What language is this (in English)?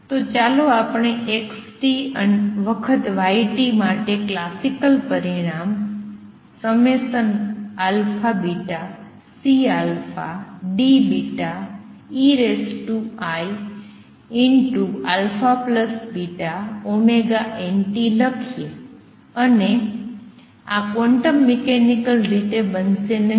Gujarati